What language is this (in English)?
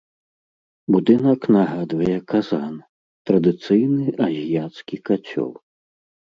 Belarusian